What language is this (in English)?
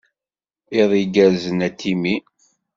Kabyle